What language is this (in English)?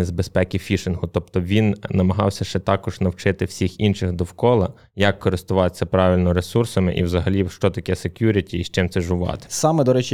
Ukrainian